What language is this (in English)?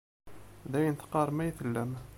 Kabyle